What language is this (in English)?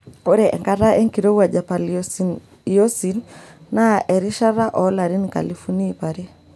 Masai